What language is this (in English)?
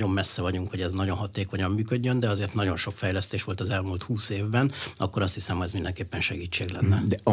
Hungarian